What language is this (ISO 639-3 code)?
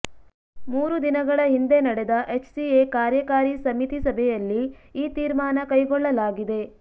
kan